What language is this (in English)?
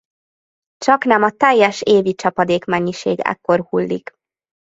Hungarian